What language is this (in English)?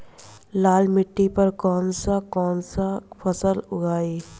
Bhojpuri